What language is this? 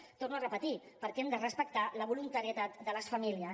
Catalan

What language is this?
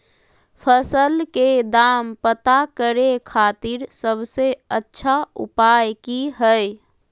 Magahi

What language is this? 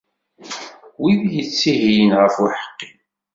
Kabyle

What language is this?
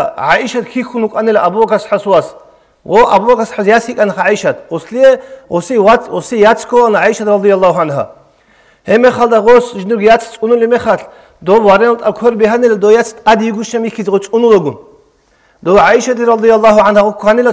Arabic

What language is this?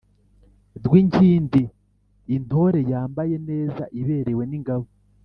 Kinyarwanda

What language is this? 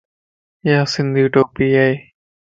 Lasi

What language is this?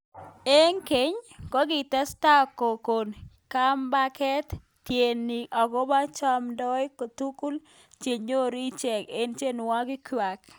Kalenjin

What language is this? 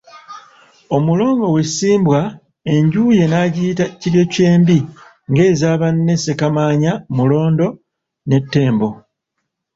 Ganda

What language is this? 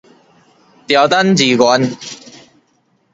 Min Nan Chinese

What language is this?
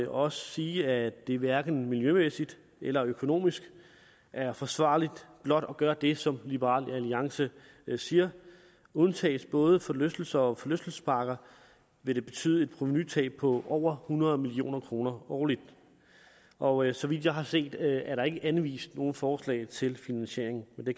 Danish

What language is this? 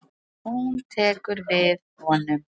Icelandic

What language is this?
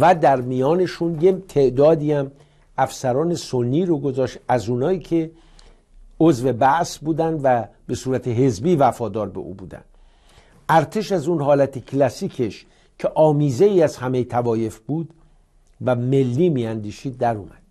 Persian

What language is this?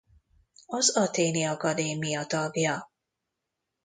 Hungarian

